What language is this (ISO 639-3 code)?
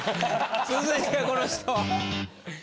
jpn